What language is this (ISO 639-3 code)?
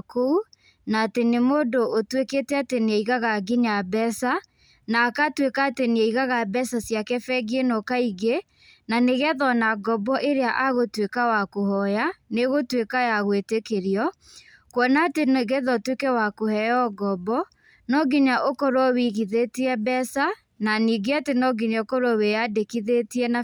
kik